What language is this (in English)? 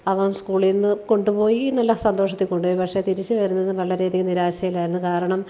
Malayalam